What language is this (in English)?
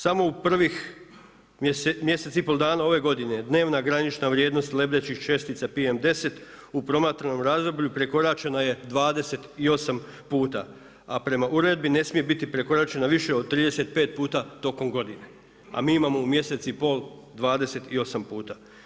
Croatian